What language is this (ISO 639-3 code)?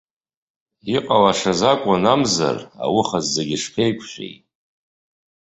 abk